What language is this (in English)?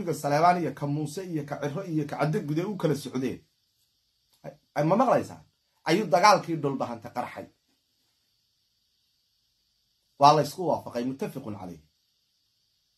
Arabic